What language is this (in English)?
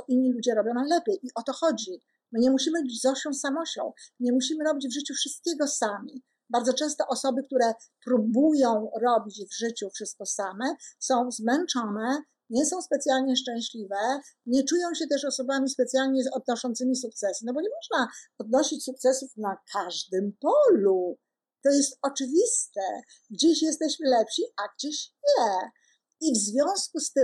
Polish